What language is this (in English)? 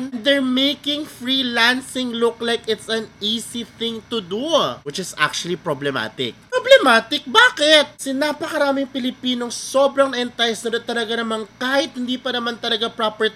Filipino